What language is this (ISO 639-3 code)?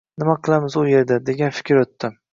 uzb